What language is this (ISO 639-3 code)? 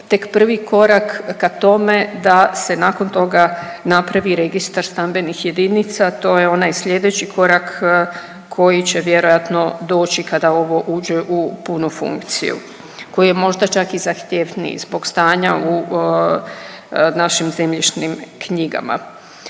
hrv